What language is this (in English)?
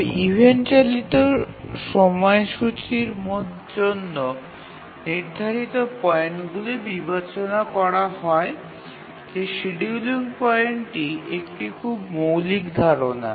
Bangla